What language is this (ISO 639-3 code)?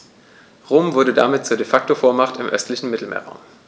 deu